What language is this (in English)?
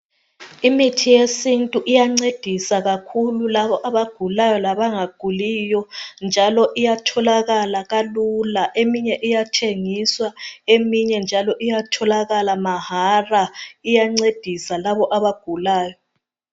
North Ndebele